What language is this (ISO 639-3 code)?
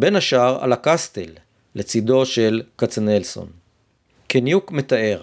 heb